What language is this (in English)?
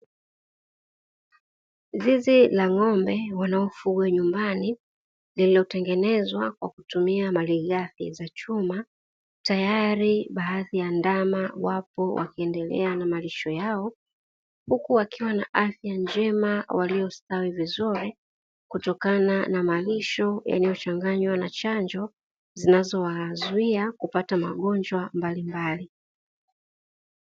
Swahili